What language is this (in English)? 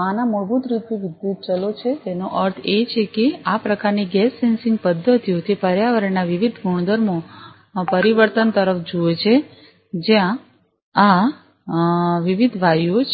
Gujarati